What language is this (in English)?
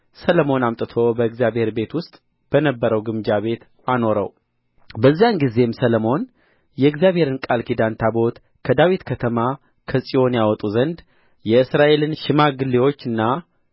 Amharic